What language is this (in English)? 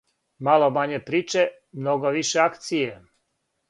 Serbian